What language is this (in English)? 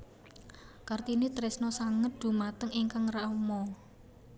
Javanese